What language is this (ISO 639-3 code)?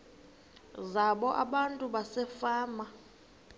xho